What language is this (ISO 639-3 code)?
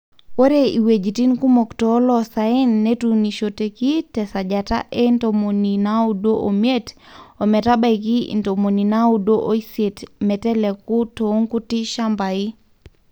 mas